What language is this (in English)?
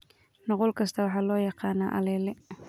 Somali